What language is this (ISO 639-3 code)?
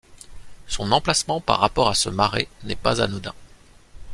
fra